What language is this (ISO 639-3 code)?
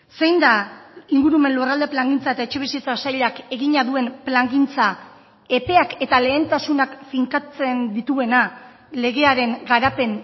eus